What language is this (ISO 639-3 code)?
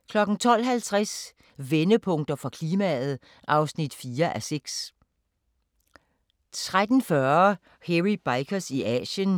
dan